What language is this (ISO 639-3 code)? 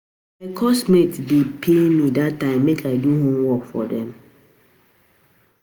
pcm